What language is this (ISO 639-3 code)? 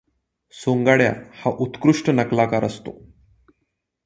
mar